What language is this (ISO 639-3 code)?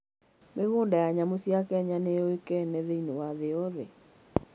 kik